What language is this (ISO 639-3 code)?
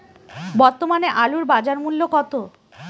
ben